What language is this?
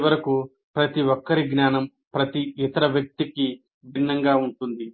Telugu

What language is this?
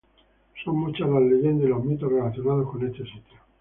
Spanish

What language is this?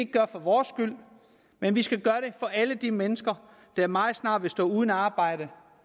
Danish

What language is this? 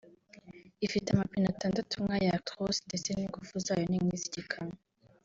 Kinyarwanda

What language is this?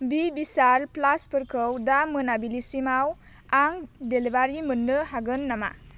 Bodo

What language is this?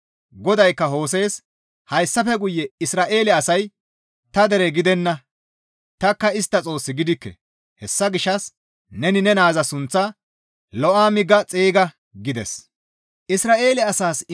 Gamo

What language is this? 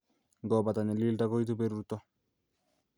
Kalenjin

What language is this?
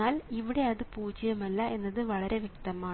Malayalam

